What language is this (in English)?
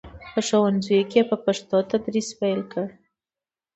Pashto